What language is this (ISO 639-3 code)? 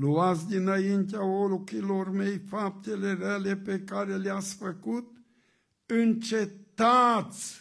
ron